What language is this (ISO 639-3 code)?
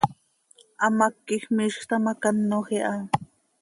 sei